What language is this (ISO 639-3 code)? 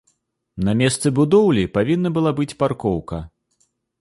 bel